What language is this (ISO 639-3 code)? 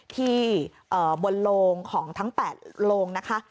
tha